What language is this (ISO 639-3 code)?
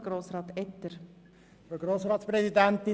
gsw